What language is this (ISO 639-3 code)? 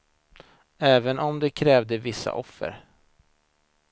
swe